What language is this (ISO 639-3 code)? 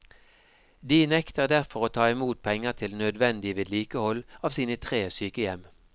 nor